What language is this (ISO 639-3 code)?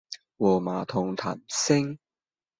yue